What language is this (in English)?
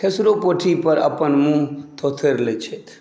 Maithili